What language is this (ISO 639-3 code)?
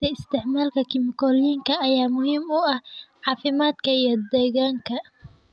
som